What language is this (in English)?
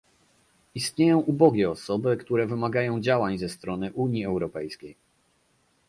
Polish